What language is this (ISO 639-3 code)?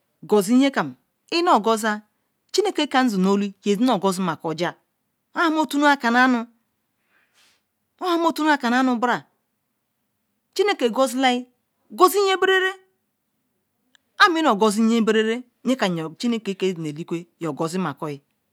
ikw